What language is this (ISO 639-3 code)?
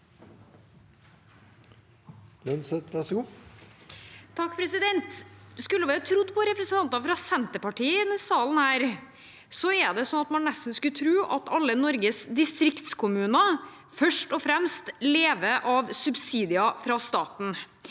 nor